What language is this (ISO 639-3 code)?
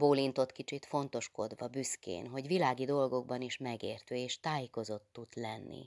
hun